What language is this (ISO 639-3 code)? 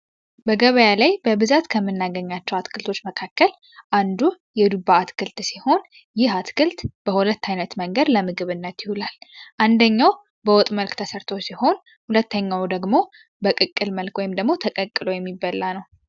amh